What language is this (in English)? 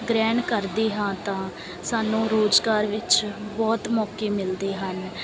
Punjabi